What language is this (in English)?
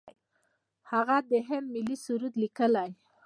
Pashto